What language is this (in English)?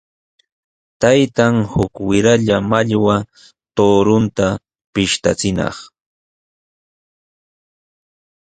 Sihuas Ancash Quechua